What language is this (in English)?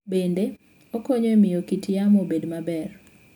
Luo (Kenya and Tanzania)